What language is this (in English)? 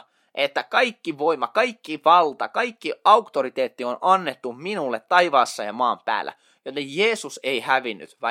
Finnish